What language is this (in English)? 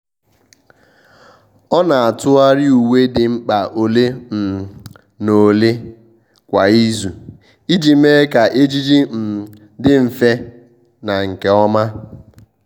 Igbo